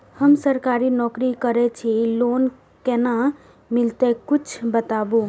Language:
Maithili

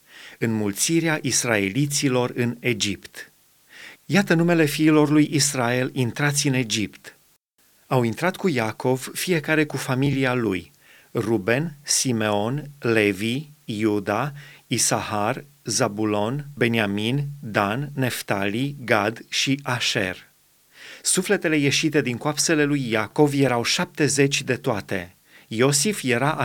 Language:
Romanian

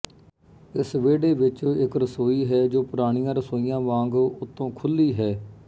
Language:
Punjabi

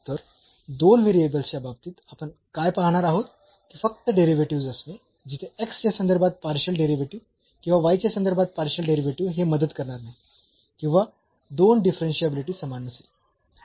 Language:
Marathi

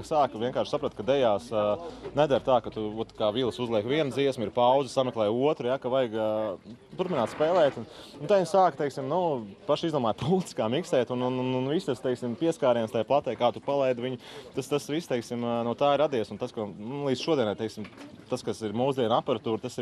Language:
Latvian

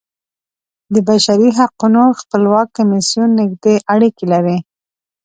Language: Pashto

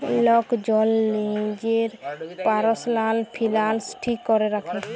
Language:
Bangla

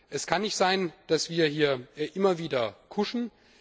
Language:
German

